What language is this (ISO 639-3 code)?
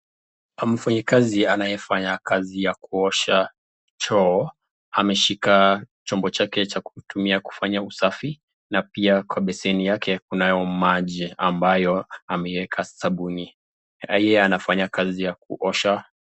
swa